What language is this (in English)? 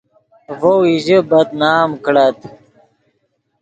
Yidgha